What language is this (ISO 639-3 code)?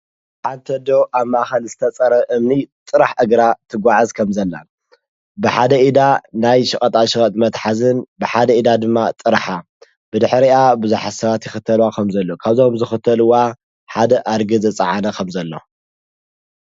tir